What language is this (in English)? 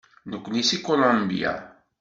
Kabyle